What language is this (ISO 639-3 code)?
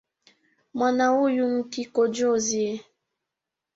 swa